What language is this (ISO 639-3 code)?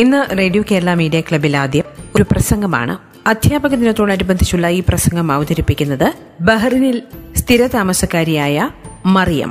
mal